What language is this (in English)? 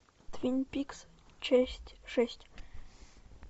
Russian